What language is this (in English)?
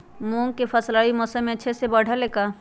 Magahi